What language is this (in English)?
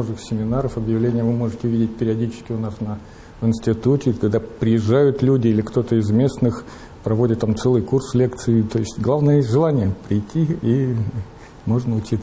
Russian